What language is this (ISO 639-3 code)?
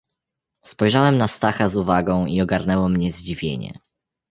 pol